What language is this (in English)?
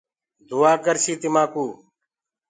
Gurgula